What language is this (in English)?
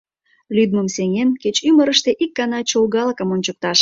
Mari